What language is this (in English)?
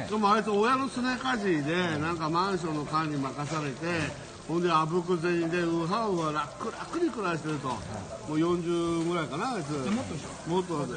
Japanese